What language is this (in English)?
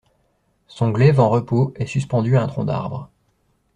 French